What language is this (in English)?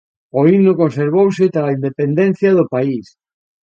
Galician